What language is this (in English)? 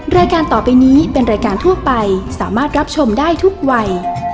Thai